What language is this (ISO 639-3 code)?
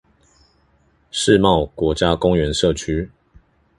zho